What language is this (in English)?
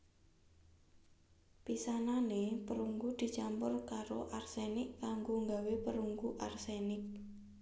Javanese